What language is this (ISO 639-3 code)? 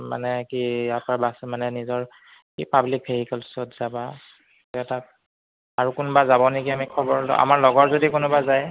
asm